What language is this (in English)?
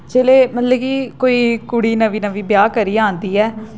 Dogri